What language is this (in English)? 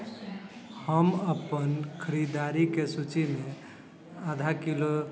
Maithili